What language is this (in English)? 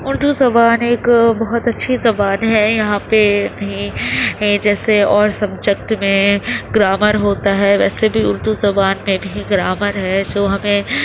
Urdu